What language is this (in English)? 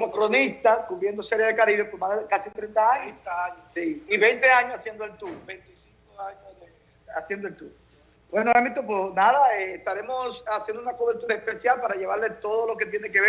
Spanish